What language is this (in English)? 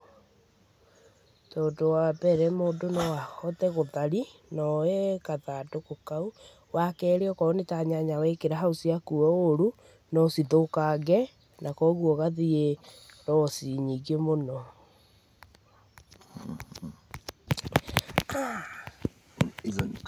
Kikuyu